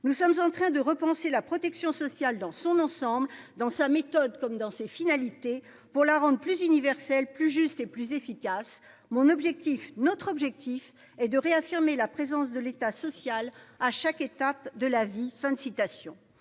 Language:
French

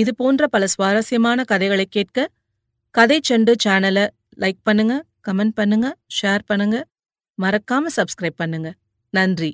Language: Tamil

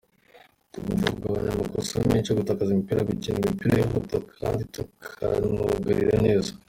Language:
Kinyarwanda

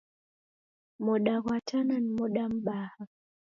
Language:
Taita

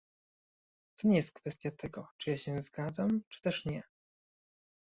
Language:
Polish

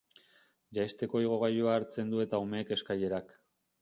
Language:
Basque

